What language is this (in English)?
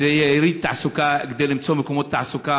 Hebrew